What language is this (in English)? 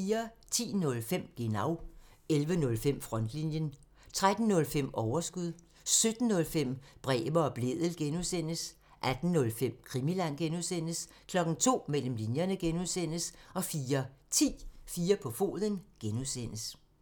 Danish